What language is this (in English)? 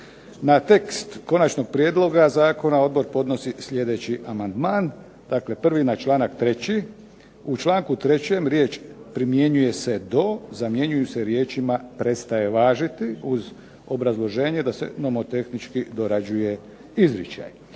Croatian